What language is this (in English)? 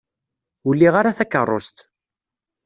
Kabyle